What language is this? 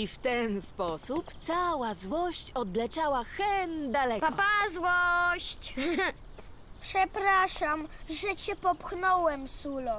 Polish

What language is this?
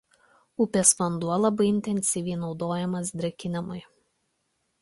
Lithuanian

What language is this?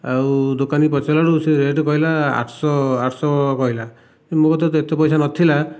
Odia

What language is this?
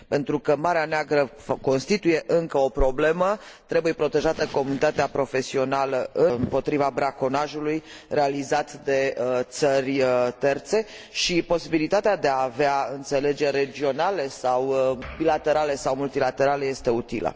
Romanian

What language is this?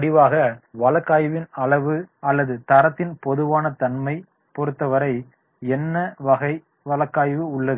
Tamil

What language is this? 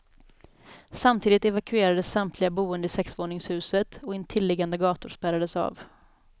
Swedish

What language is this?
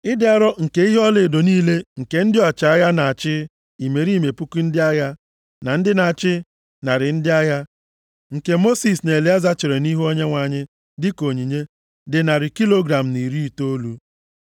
Igbo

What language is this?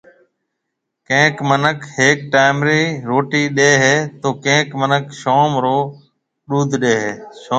Marwari (Pakistan)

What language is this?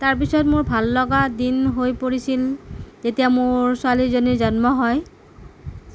Assamese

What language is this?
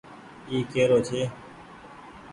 Goaria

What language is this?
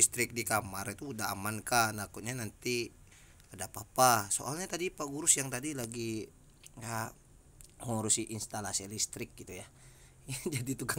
Indonesian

